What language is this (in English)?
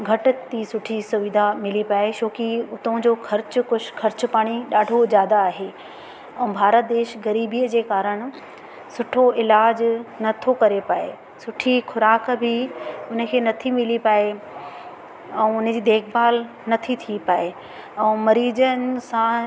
Sindhi